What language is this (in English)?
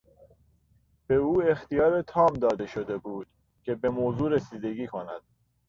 Persian